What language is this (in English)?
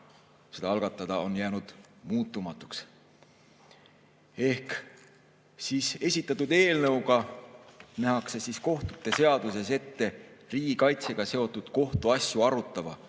Estonian